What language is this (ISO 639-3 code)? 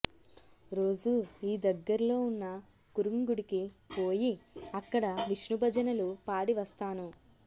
tel